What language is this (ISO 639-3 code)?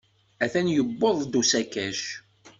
kab